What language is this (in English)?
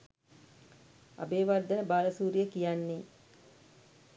Sinhala